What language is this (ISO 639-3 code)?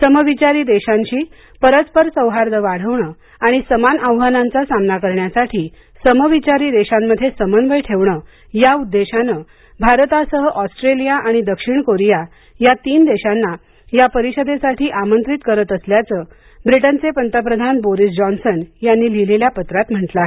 mar